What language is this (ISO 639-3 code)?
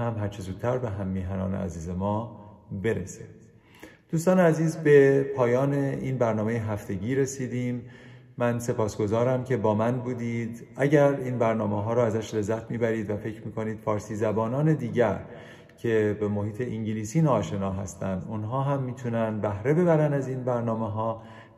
fas